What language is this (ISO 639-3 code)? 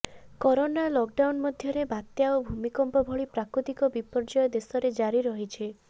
ori